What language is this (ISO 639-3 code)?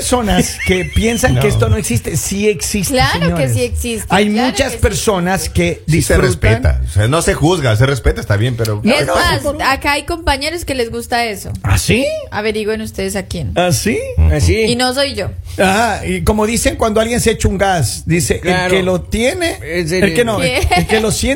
spa